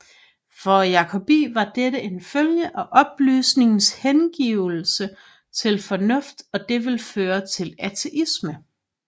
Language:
Danish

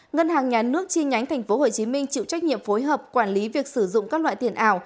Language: Vietnamese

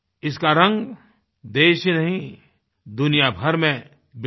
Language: Hindi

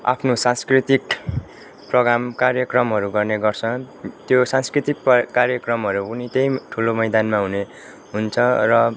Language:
Nepali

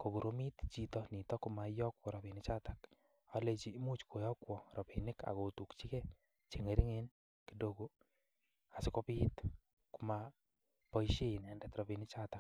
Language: Kalenjin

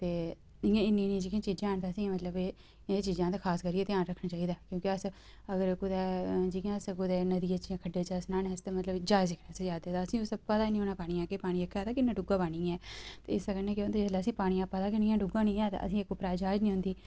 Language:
Dogri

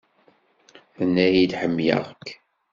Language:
Kabyle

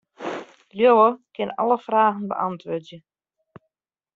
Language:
Western Frisian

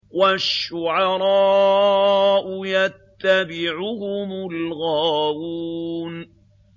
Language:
Arabic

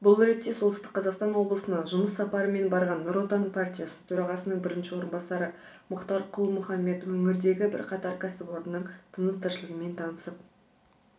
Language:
Kazakh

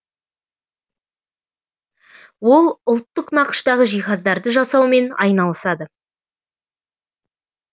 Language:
Kazakh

